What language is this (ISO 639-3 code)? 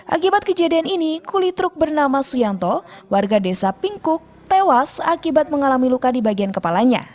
ind